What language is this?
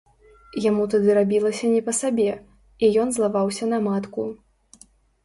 Belarusian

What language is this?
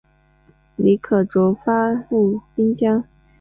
Chinese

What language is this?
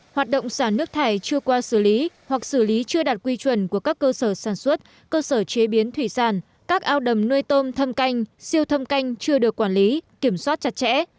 Vietnamese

